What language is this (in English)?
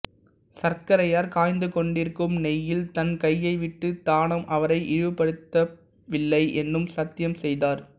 Tamil